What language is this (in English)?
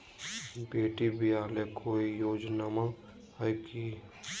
Magahi